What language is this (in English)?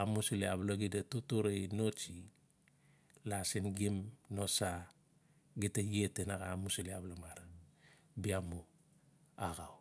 Notsi